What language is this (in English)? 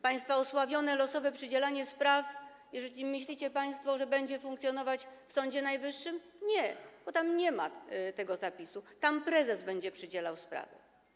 Polish